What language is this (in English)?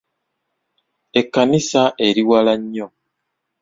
Ganda